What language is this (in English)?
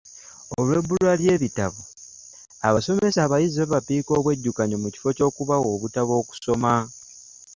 Ganda